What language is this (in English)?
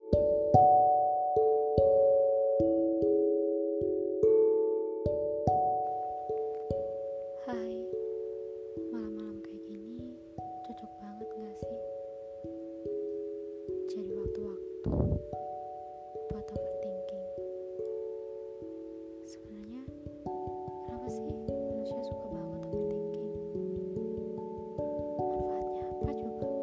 Indonesian